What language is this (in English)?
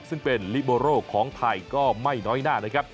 Thai